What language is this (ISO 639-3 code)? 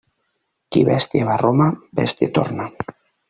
cat